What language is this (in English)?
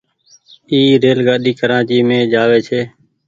Goaria